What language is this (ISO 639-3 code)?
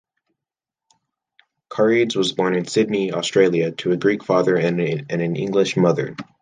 eng